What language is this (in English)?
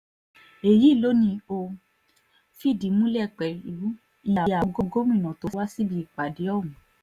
Yoruba